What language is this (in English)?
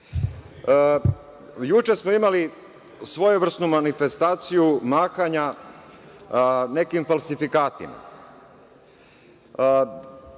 Serbian